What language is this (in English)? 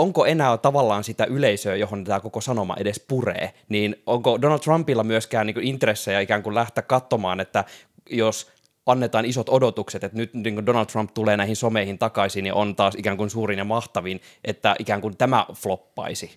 Finnish